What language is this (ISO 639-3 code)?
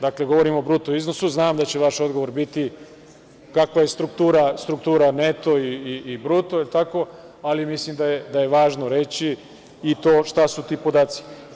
srp